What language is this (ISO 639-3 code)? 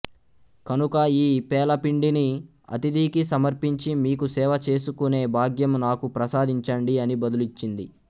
tel